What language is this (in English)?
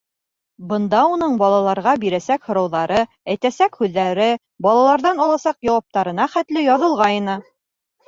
Bashkir